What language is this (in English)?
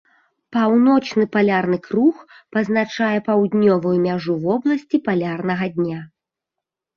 Belarusian